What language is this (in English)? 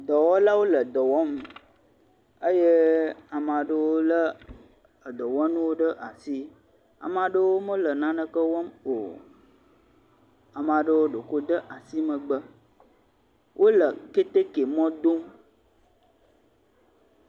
Ewe